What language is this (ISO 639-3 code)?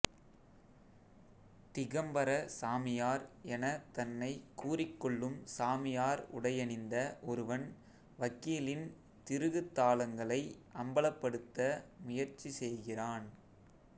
tam